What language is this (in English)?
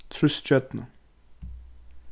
Faroese